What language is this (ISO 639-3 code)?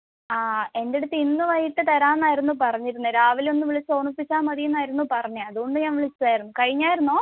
mal